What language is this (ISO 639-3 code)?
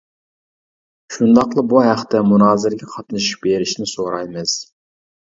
uig